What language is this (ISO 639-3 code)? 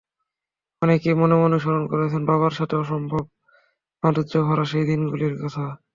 ben